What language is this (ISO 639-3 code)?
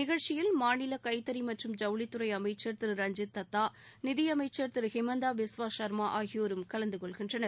tam